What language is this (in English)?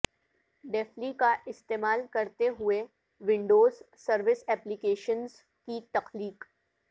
Urdu